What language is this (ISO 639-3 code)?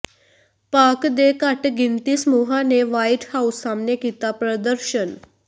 pan